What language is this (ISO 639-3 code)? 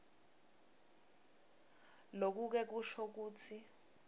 ssw